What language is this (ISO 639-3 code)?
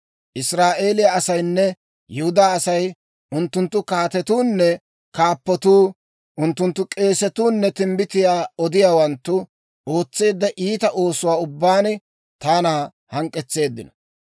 dwr